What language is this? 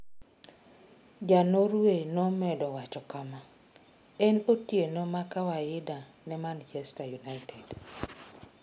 Luo (Kenya and Tanzania)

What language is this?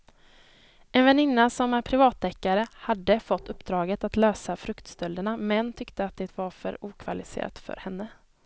Swedish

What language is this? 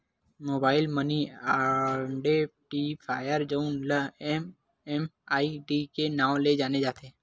Chhattisgarhi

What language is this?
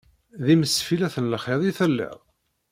Kabyle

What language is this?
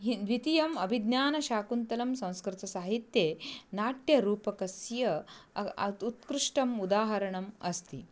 Sanskrit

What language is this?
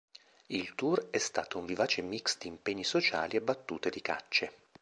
Italian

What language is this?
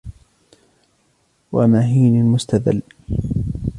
Arabic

